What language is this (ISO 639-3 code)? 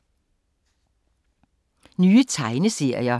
dan